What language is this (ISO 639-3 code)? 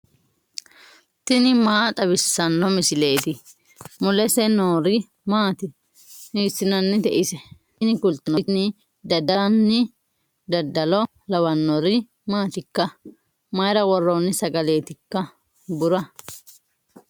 sid